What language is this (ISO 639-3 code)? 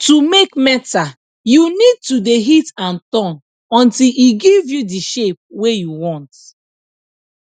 pcm